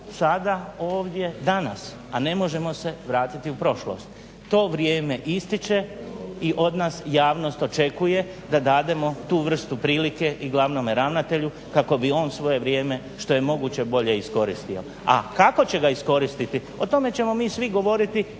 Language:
Croatian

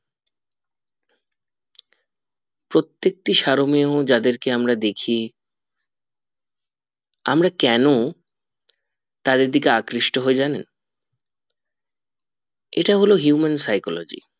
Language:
Bangla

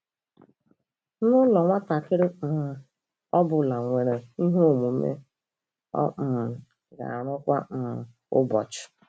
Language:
Igbo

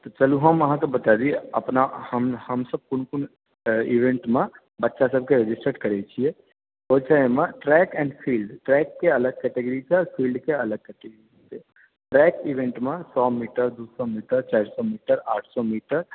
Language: Maithili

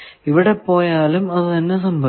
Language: Malayalam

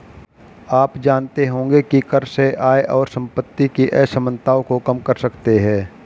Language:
Hindi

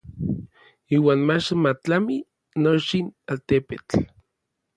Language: Orizaba Nahuatl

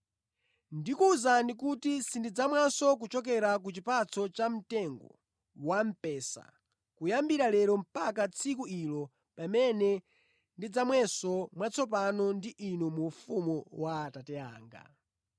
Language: Nyanja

